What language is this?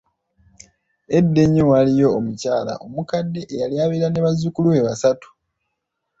Ganda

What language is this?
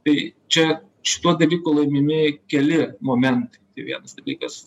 Lithuanian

